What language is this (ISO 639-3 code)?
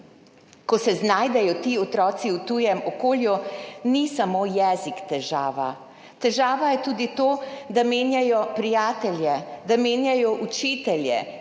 slv